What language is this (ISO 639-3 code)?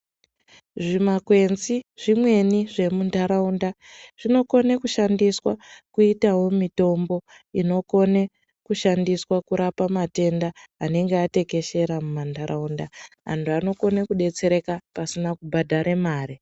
ndc